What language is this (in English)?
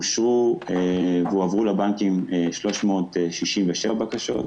Hebrew